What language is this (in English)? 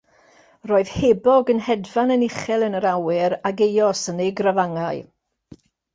Welsh